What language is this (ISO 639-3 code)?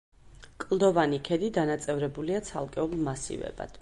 kat